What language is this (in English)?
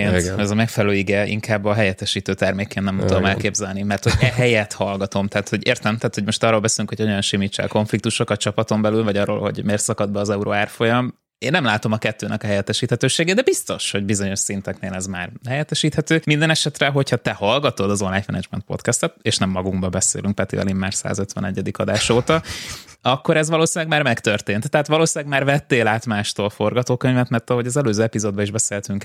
Hungarian